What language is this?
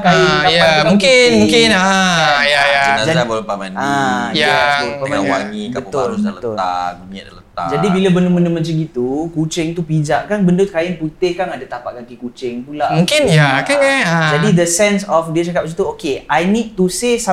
Malay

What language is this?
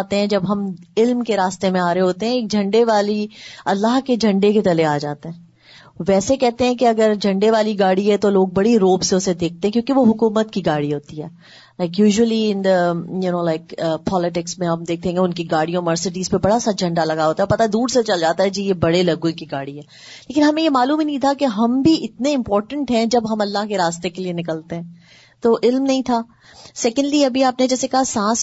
Urdu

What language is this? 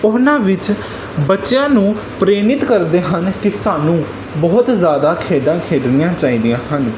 Punjabi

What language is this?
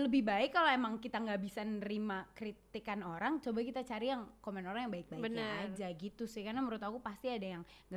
Indonesian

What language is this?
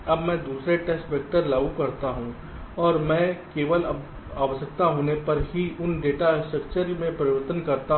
Hindi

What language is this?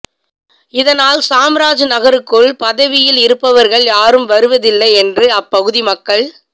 Tamil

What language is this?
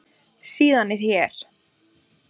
Icelandic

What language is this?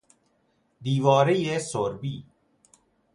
Persian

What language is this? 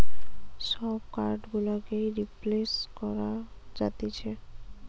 Bangla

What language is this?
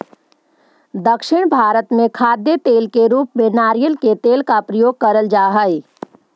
Magahi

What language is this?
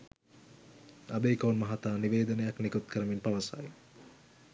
Sinhala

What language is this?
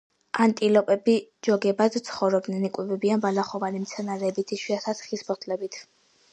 Georgian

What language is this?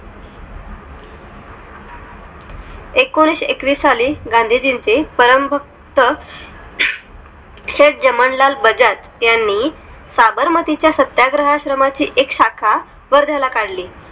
Marathi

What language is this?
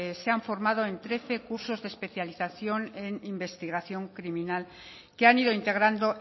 Spanish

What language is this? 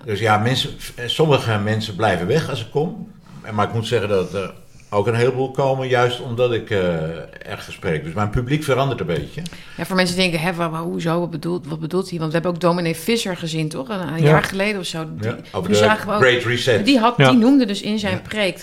Dutch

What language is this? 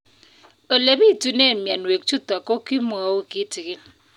Kalenjin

